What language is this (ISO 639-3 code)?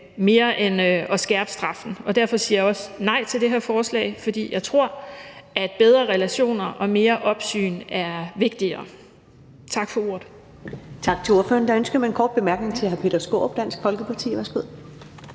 dan